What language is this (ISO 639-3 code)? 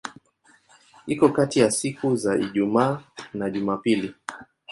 swa